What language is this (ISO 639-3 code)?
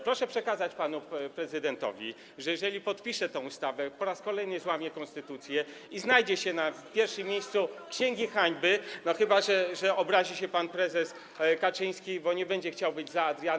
pol